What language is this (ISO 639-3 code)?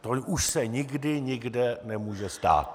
ces